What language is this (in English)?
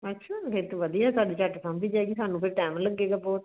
Punjabi